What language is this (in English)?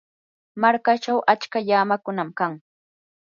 Yanahuanca Pasco Quechua